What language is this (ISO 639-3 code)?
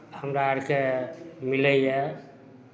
mai